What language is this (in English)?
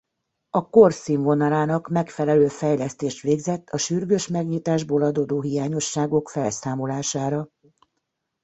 Hungarian